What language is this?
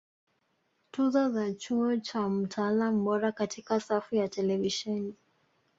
Swahili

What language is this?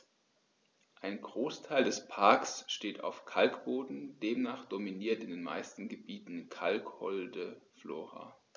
German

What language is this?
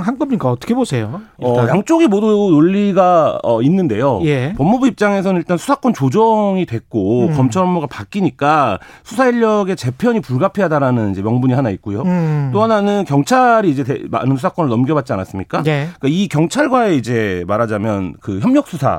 Korean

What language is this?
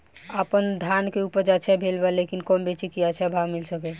Bhojpuri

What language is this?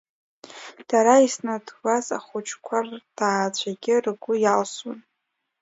Abkhazian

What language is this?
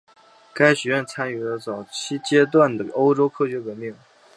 Chinese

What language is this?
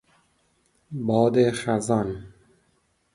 Persian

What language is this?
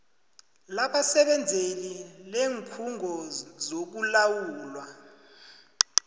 South Ndebele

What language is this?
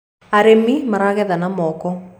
Kikuyu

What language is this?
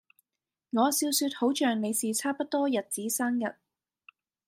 Cantonese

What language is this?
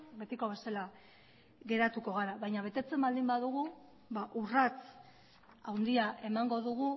Basque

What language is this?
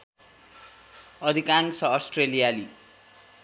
Nepali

